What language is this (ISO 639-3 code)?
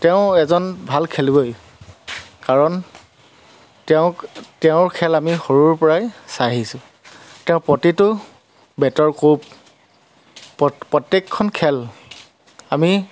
asm